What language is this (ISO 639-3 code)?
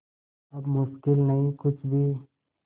hin